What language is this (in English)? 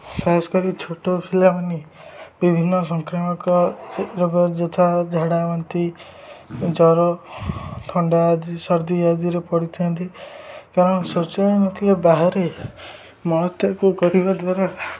Odia